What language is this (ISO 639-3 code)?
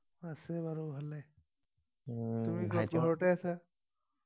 asm